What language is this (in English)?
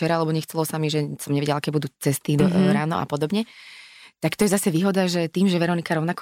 Slovak